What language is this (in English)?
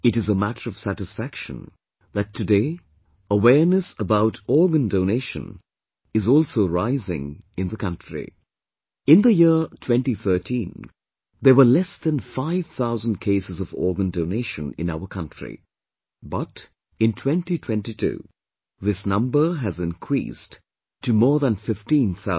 English